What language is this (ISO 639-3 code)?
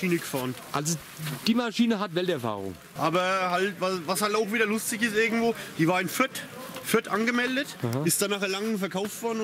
deu